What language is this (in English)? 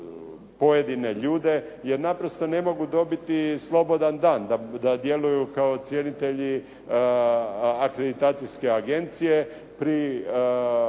Croatian